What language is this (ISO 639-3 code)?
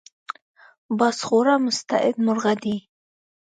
pus